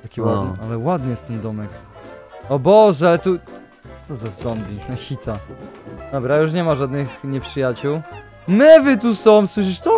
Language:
Polish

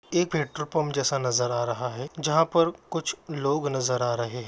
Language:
Magahi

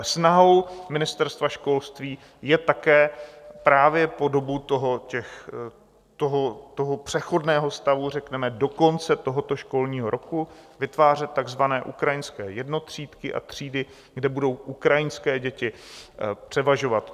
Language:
Czech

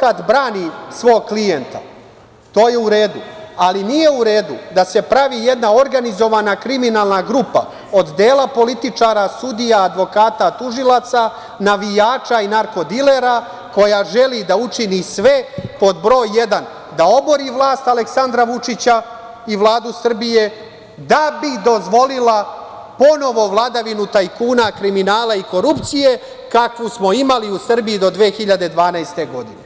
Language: Serbian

